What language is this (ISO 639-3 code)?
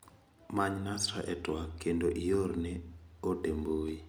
luo